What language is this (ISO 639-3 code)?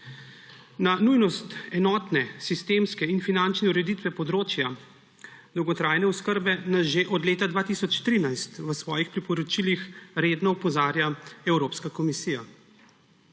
slv